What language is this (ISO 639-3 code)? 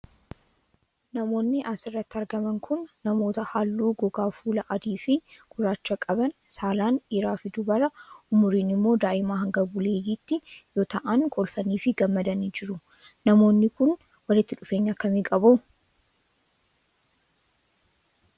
orm